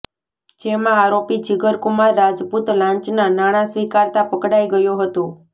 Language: Gujarati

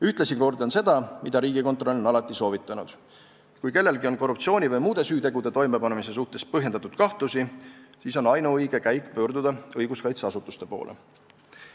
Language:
Estonian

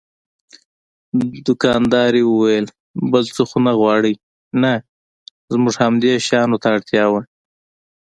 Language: Pashto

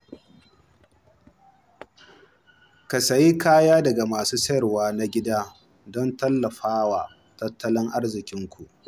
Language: Hausa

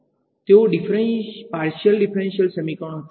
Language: Gujarati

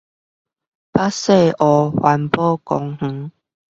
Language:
Chinese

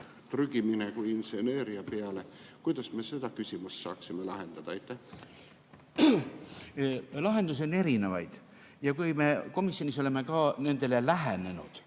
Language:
Estonian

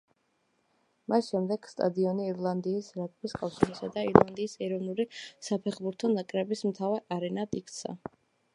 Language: Georgian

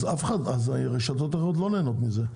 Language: Hebrew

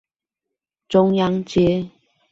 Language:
Chinese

